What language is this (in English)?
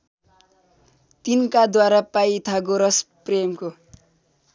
Nepali